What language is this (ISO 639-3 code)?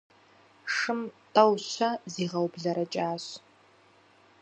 kbd